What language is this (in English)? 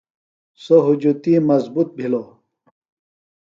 Phalura